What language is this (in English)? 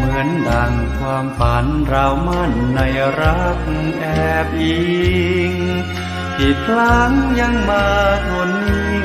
Thai